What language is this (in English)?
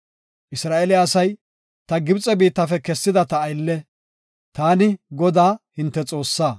Gofa